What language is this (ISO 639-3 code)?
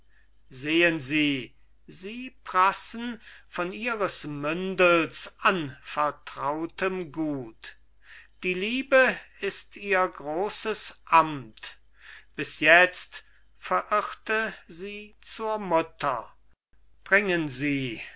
deu